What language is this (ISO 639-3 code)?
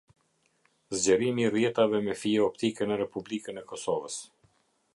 sqi